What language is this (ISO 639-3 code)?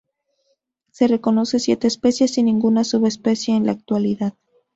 spa